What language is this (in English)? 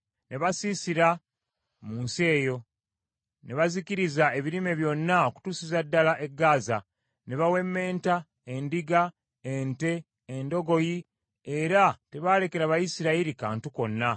Ganda